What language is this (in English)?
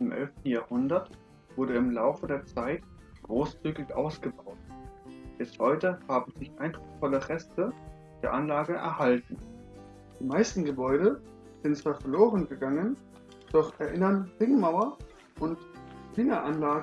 German